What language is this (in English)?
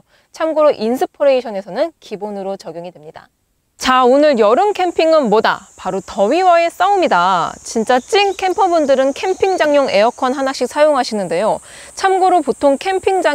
Korean